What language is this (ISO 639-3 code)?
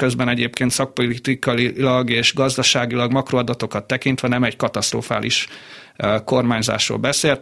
hun